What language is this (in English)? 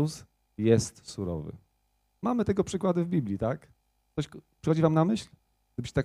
Polish